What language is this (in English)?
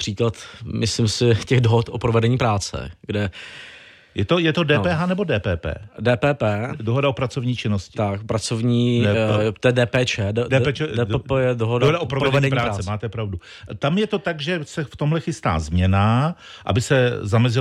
Czech